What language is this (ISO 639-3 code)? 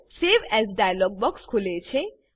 guj